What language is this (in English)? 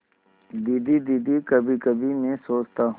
Hindi